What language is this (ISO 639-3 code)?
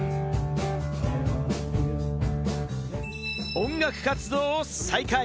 jpn